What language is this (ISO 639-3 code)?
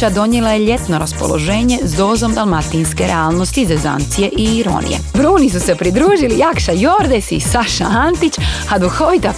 hrv